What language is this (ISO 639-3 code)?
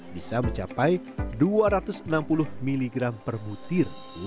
ind